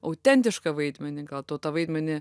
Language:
Lithuanian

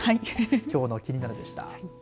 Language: Japanese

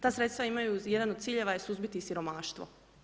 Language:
Croatian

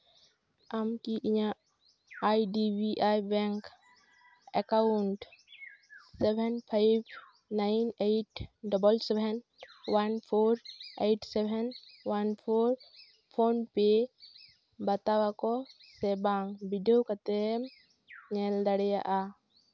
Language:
Santali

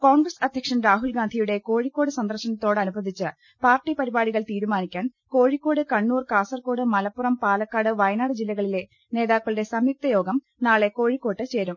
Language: Malayalam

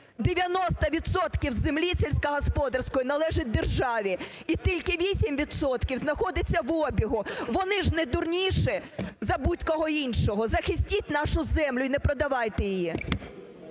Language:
Ukrainian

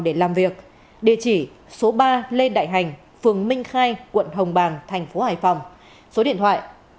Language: Vietnamese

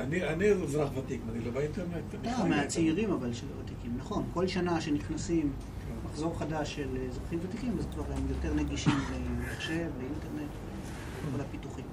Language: Hebrew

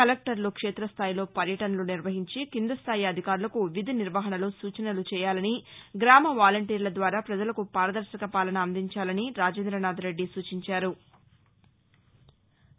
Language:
Telugu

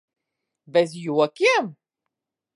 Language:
Latvian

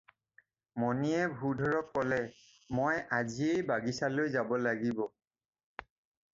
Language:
Assamese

